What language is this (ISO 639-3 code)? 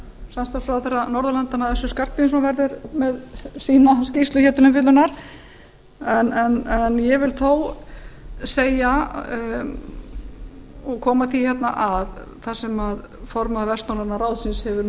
isl